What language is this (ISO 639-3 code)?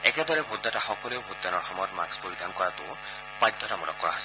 asm